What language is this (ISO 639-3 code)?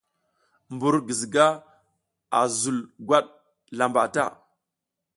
giz